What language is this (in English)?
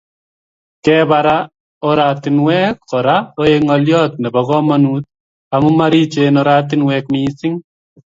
Kalenjin